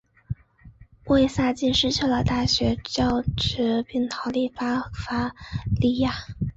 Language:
Chinese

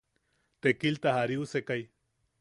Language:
Yaqui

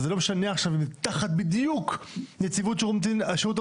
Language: Hebrew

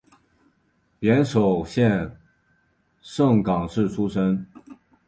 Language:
Chinese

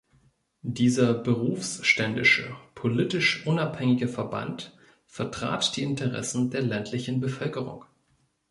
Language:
German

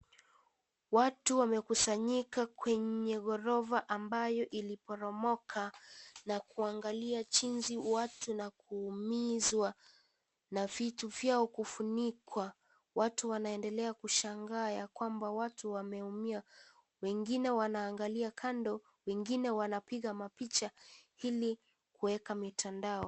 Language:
Swahili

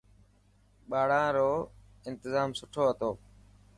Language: Dhatki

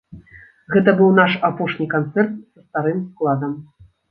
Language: Belarusian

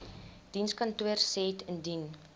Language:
Afrikaans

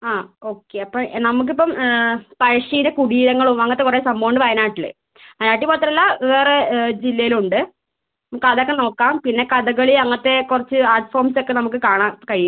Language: Malayalam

